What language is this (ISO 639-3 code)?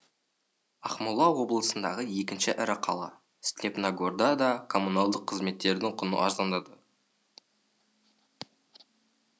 kaz